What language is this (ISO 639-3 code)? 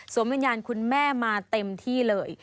tha